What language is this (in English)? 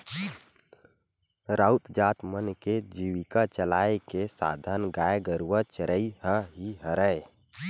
Chhattisgarhi